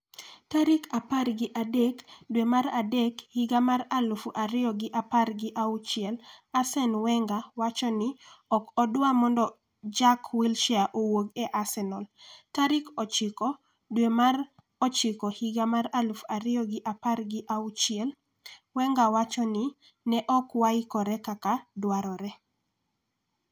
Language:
Luo (Kenya and Tanzania)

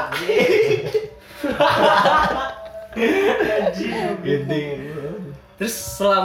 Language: Indonesian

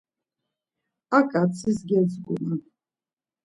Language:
Laz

